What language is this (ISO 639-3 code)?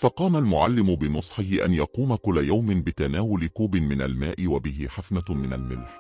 ara